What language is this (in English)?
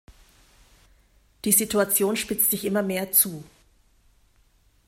German